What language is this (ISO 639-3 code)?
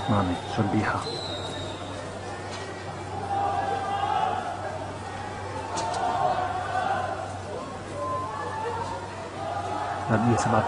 ara